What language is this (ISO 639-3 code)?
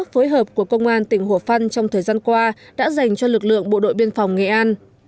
vie